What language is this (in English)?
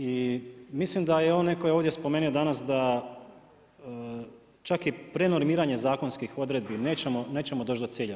Croatian